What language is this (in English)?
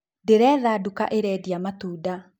Kikuyu